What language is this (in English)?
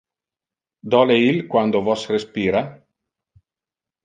Interlingua